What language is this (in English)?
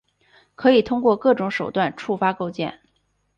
Chinese